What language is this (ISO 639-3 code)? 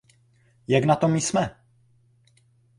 ces